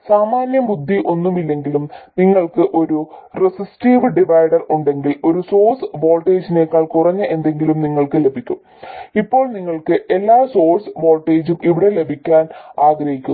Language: Malayalam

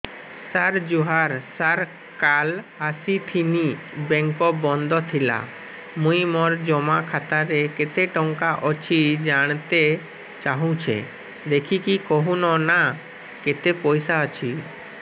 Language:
Odia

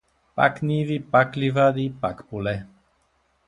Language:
Bulgarian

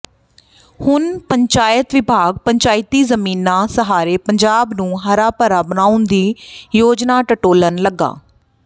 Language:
Punjabi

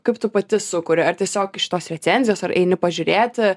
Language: Lithuanian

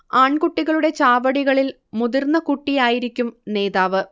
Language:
Malayalam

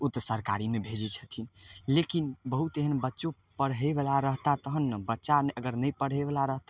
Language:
Maithili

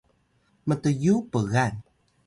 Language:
Atayal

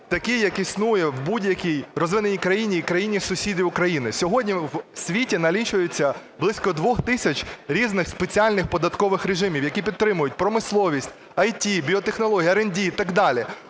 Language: Ukrainian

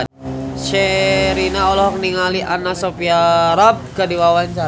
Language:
Sundanese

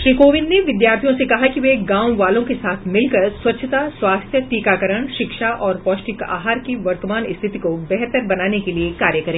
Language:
Hindi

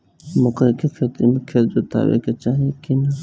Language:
Bhojpuri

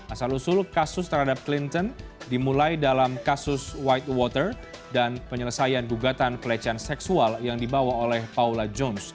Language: Indonesian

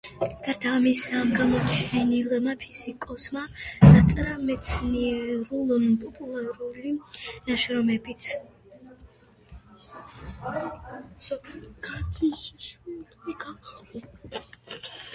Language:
Georgian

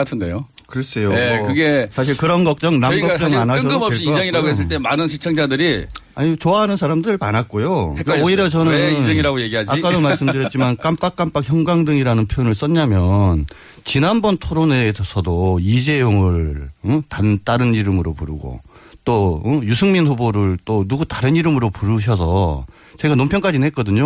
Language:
Korean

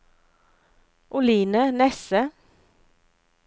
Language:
Norwegian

